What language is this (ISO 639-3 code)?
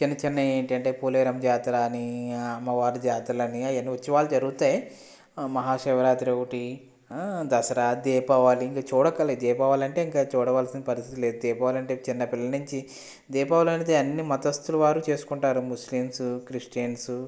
tel